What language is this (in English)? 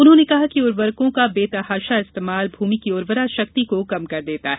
Hindi